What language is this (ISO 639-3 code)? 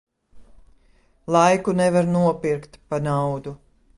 lav